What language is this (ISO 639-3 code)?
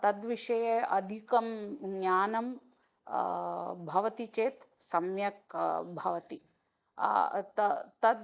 san